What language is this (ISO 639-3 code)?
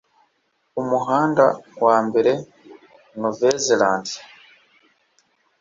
kin